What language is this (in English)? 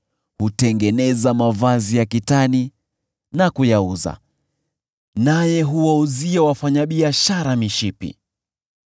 Swahili